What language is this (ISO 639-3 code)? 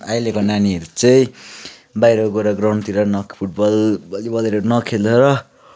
nep